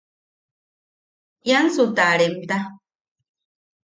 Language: Yaqui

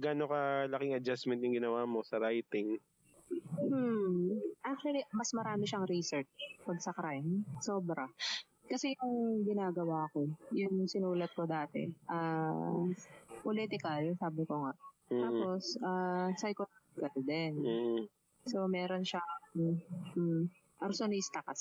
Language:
Filipino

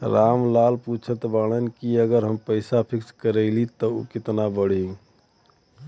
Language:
Bhojpuri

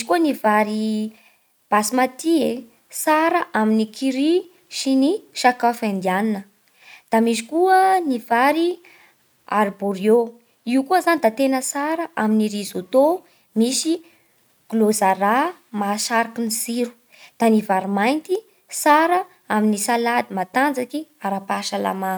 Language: Bara Malagasy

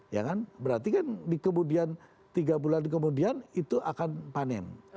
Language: Indonesian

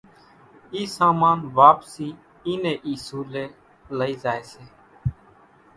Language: Kachi Koli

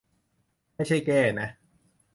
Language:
Thai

